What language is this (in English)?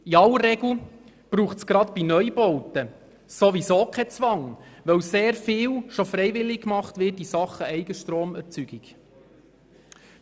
Swiss German